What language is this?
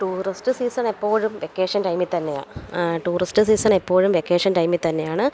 Malayalam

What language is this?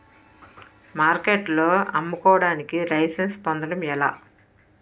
Telugu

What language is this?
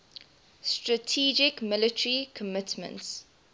English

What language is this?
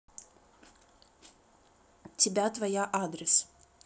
Russian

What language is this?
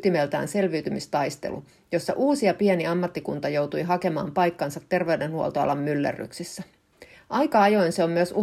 Finnish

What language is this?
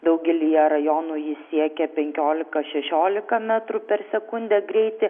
Lithuanian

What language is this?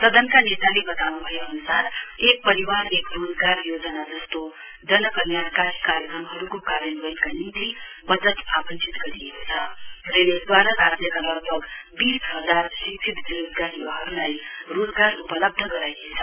Nepali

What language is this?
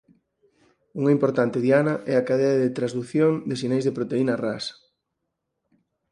Galician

